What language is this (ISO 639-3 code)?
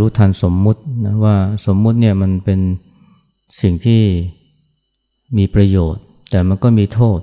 tha